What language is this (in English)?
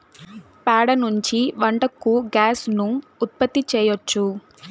Telugu